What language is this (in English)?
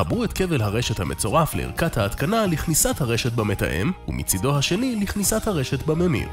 Hebrew